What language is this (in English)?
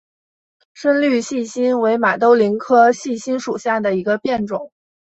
Chinese